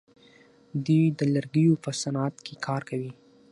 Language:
Pashto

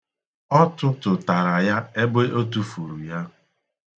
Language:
Igbo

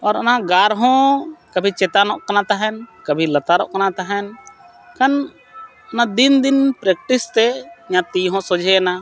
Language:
Santali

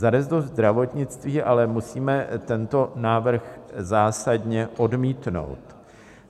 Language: Czech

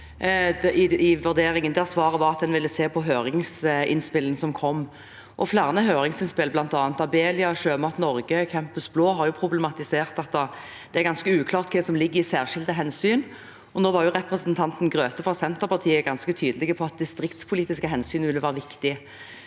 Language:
Norwegian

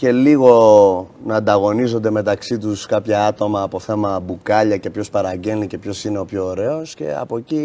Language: Greek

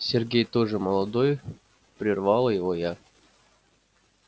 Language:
Russian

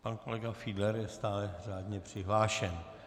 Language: Czech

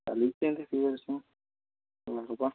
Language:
Odia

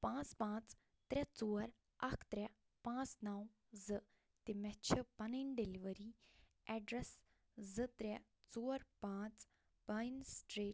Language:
Kashmiri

